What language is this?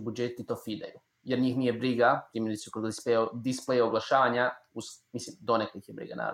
Croatian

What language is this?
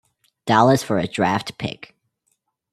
English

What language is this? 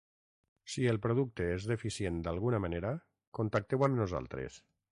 Catalan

